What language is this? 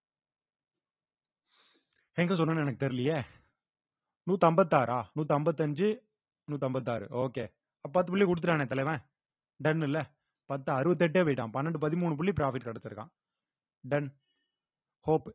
Tamil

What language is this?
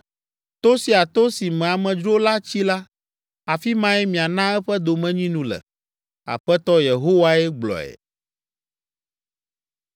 Ewe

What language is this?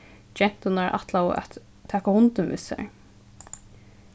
Faroese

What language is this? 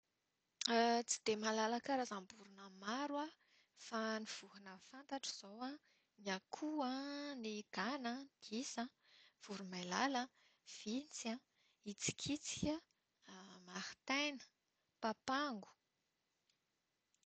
Malagasy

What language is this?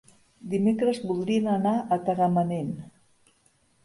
Catalan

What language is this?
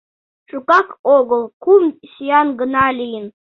Mari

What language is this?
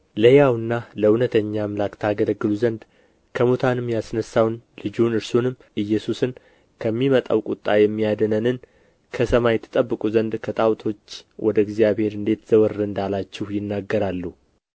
Amharic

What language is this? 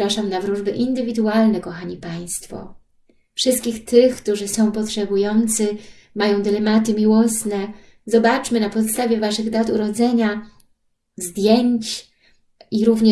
Polish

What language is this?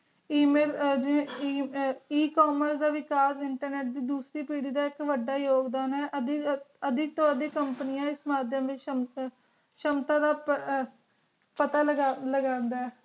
Punjabi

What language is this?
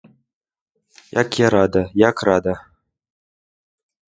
Ukrainian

